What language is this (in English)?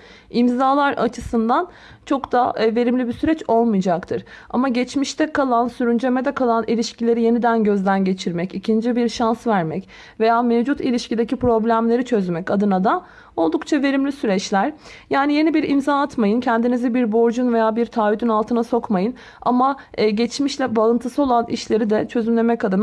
Turkish